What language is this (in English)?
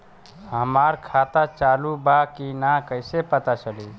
Bhojpuri